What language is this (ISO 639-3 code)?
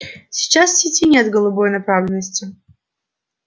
rus